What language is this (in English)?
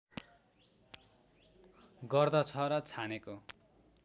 Nepali